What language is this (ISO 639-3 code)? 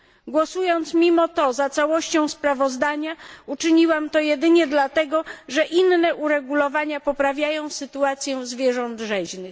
pol